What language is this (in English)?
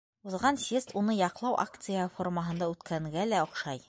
Bashkir